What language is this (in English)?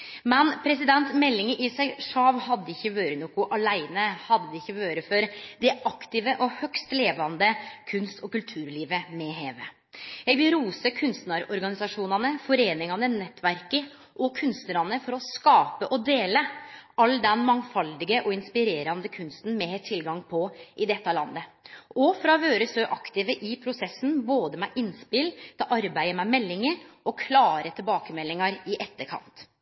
Norwegian Nynorsk